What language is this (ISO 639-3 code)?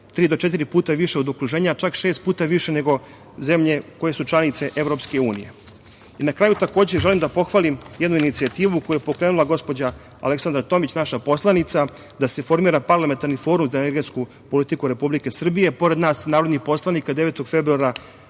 srp